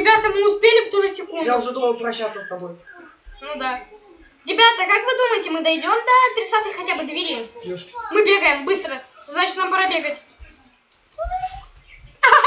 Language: Russian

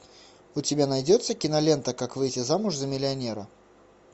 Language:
Russian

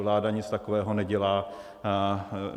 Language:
Czech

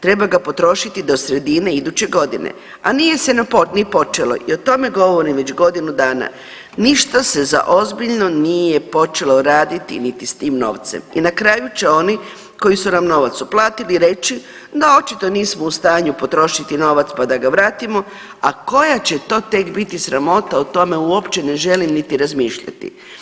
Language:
Croatian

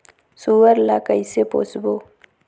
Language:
Chhattisgarhi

